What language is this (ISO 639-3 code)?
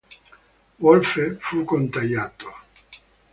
ita